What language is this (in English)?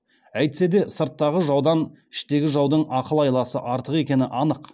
Kazakh